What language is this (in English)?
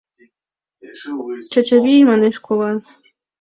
Mari